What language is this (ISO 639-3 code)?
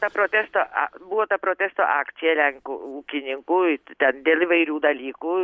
lit